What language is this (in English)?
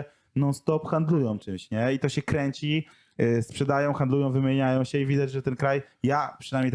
Polish